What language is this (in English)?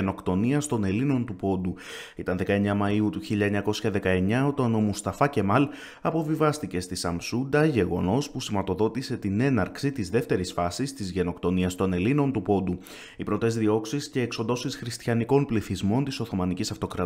Greek